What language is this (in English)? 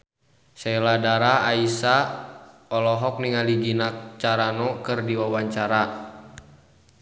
Sundanese